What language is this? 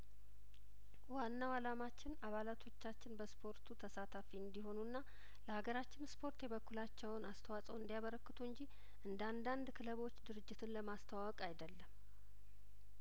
Amharic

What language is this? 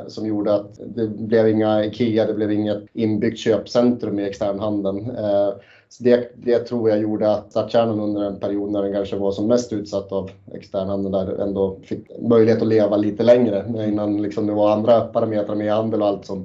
Swedish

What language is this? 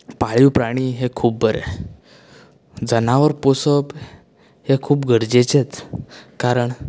Konkani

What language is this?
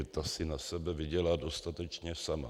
Czech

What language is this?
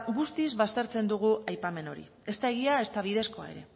Basque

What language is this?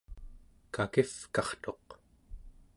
Central Yupik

